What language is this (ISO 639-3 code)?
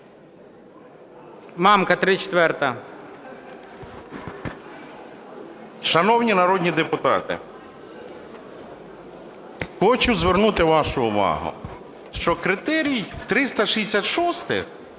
ukr